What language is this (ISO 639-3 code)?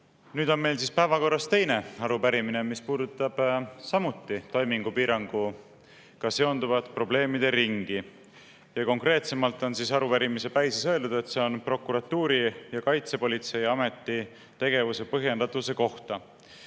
est